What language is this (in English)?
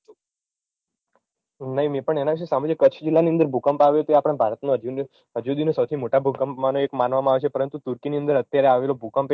Gujarati